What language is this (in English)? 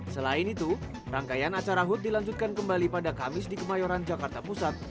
Indonesian